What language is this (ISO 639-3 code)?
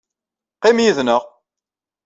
kab